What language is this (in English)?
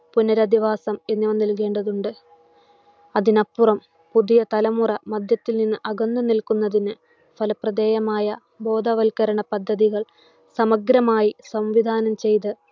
Malayalam